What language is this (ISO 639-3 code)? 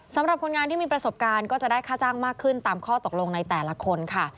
tha